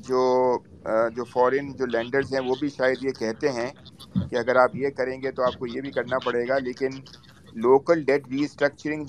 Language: Urdu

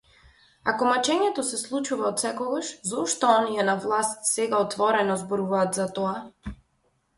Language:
Macedonian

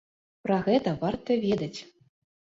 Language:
Belarusian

